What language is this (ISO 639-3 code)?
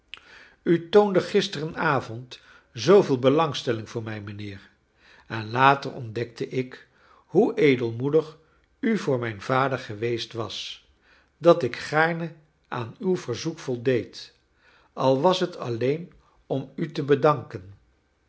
nld